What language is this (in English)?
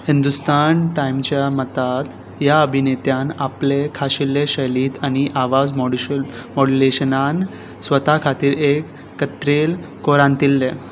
Konkani